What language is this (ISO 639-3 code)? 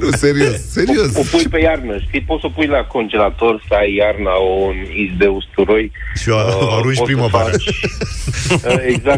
ron